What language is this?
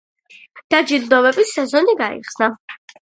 Georgian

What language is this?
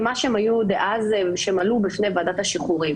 Hebrew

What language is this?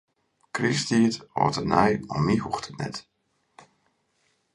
Western Frisian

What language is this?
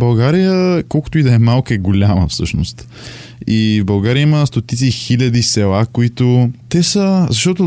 Bulgarian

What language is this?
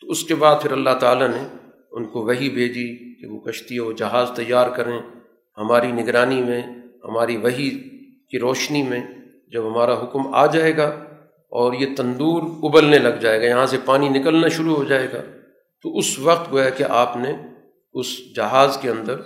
Urdu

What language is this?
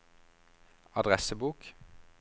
Norwegian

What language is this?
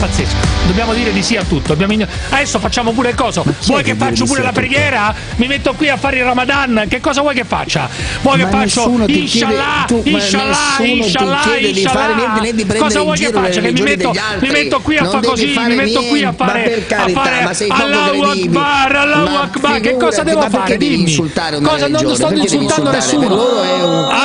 Italian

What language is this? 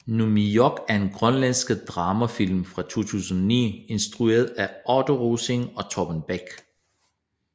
Danish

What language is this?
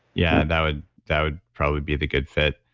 English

